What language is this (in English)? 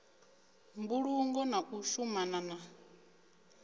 Venda